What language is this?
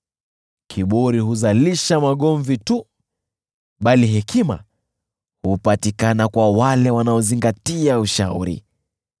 Swahili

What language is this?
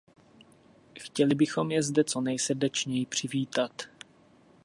Czech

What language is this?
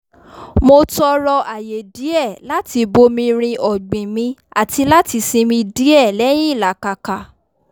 Yoruba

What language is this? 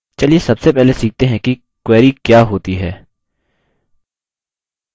Hindi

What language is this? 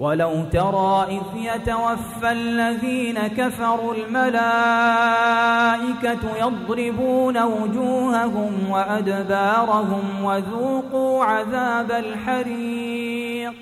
Arabic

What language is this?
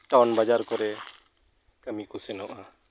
Santali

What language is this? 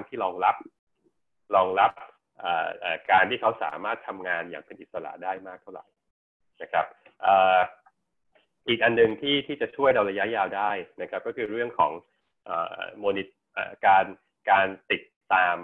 Thai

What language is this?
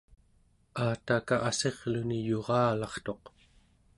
Central Yupik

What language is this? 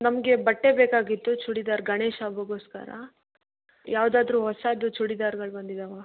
Kannada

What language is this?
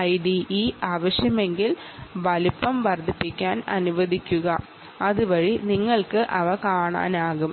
Malayalam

